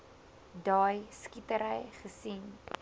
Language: Afrikaans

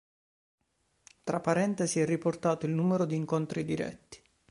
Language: Italian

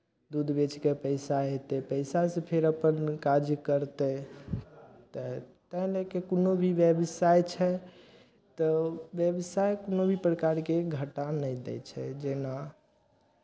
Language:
Maithili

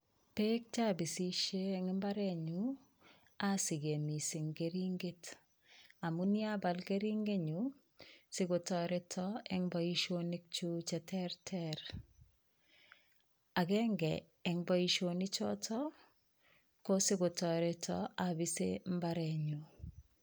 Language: Kalenjin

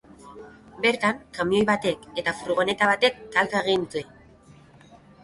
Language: Basque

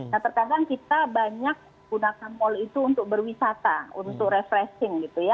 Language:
Indonesian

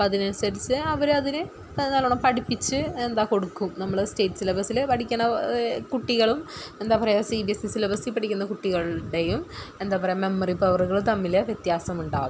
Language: Malayalam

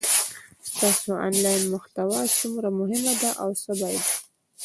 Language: Pashto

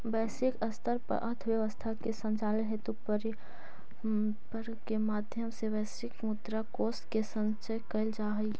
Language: Magahi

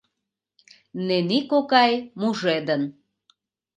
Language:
Mari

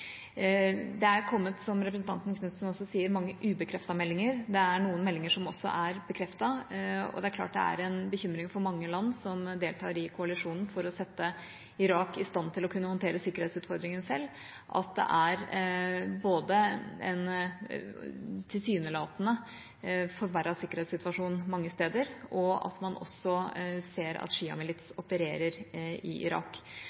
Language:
Norwegian Bokmål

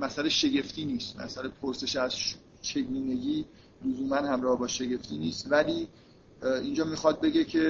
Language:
Persian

